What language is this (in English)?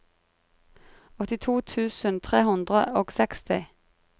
Norwegian